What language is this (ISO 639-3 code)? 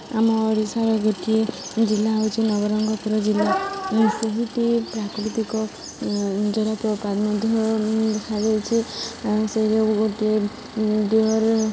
ori